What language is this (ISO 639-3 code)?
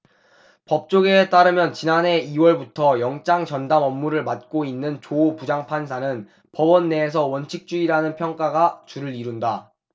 kor